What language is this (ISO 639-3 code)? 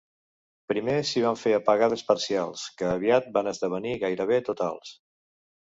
cat